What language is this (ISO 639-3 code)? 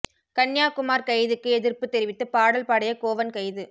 tam